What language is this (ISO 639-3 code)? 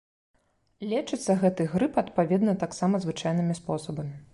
bel